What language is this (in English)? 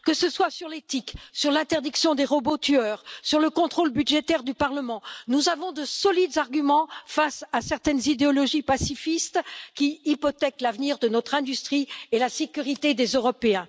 French